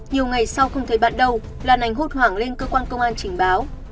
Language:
Vietnamese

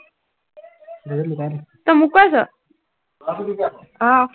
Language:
Assamese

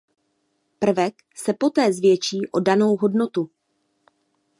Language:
Czech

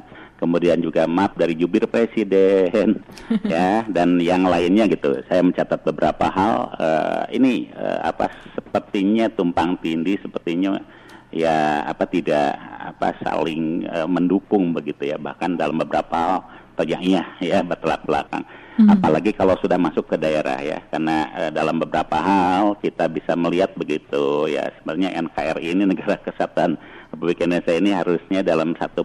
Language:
Indonesian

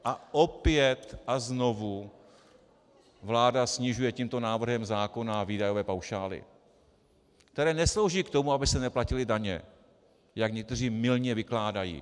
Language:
Czech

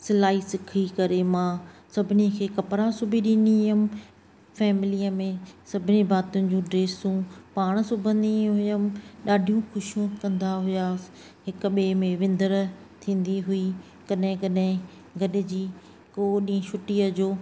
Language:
Sindhi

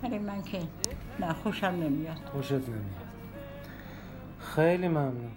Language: Persian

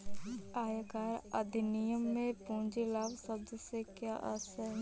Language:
Hindi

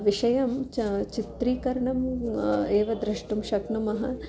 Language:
Sanskrit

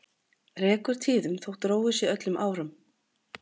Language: Icelandic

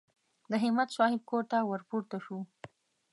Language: Pashto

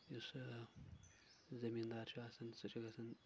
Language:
Kashmiri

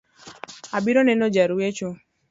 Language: Luo (Kenya and Tanzania)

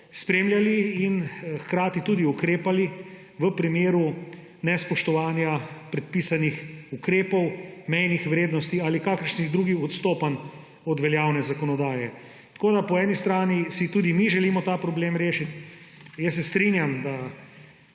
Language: Slovenian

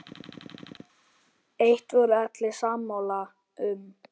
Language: Icelandic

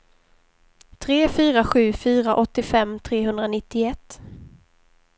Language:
Swedish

